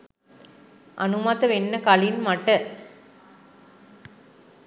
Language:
Sinhala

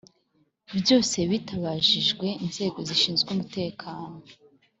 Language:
Kinyarwanda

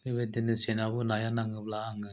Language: Bodo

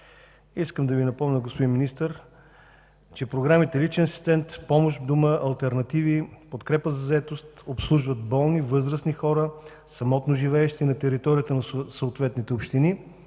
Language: Bulgarian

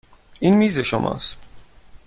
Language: Persian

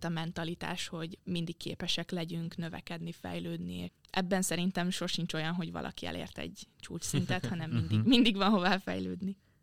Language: Hungarian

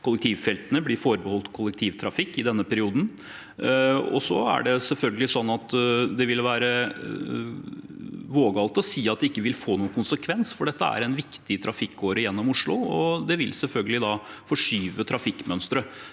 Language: Norwegian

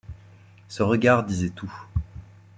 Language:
French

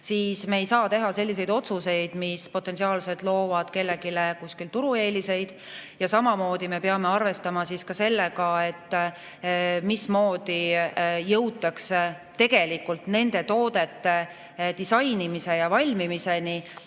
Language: Estonian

